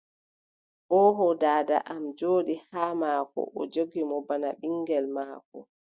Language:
Adamawa Fulfulde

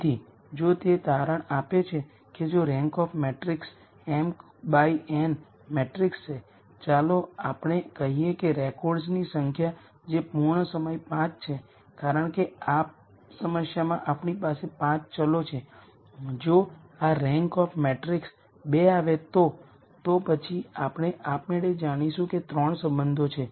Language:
Gujarati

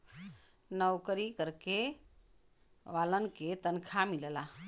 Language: Bhojpuri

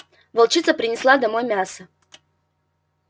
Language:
Russian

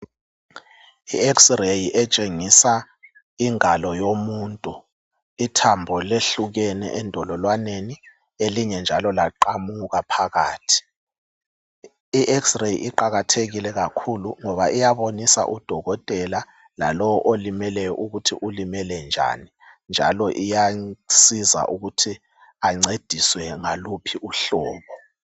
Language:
North Ndebele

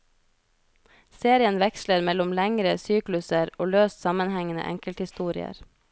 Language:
Norwegian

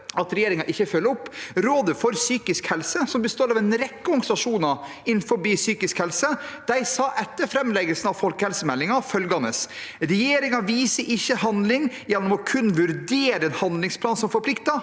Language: Norwegian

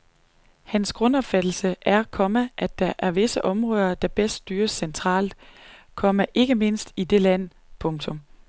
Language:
Danish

